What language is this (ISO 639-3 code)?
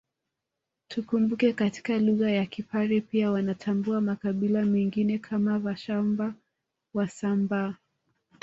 swa